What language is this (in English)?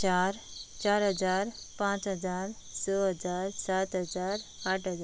Konkani